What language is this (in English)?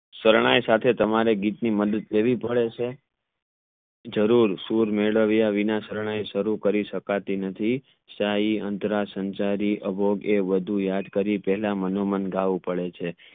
Gujarati